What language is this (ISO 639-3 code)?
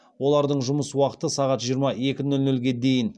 kaz